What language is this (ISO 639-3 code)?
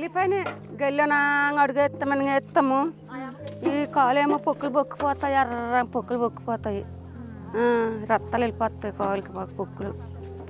tel